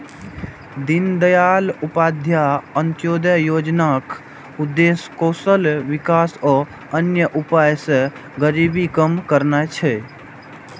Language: Maithili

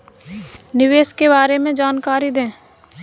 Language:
Hindi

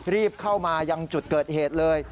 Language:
Thai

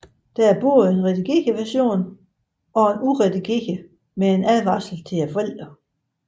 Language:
Danish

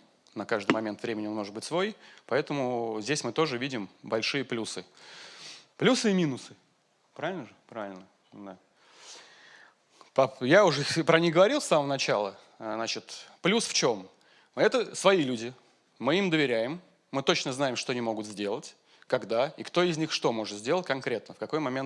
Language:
Russian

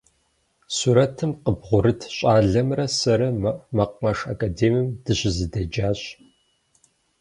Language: Kabardian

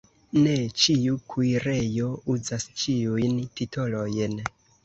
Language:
Esperanto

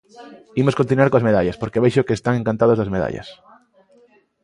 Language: Galician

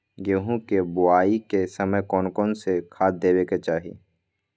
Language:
Magahi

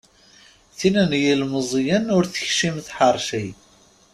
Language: Kabyle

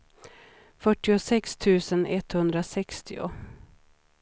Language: Swedish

